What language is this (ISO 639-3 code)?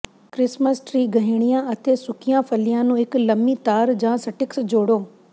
pan